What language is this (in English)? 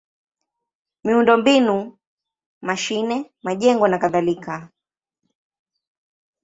Swahili